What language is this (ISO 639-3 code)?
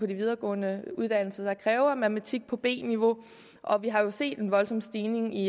dan